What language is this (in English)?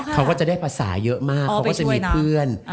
Thai